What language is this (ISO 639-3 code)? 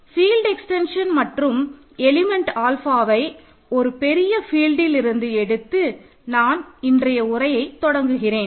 tam